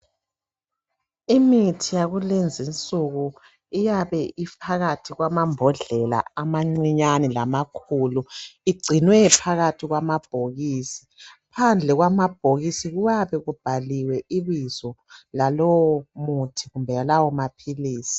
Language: North Ndebele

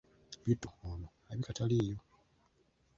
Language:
Ganda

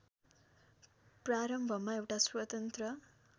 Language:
Nepali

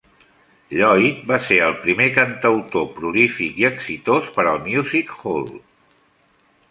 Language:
Catalan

